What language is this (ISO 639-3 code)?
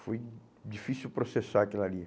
por